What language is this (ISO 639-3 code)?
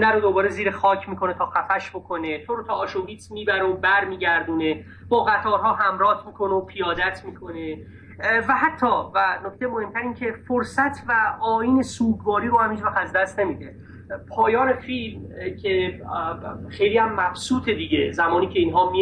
fas